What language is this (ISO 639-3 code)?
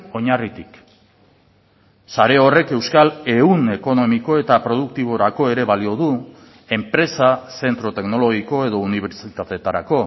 eus